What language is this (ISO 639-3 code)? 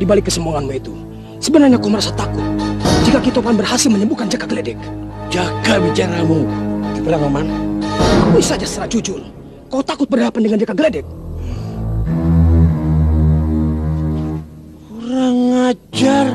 ind